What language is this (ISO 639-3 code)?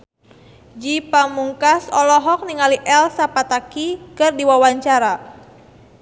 sun